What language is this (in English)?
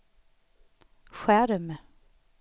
Swedish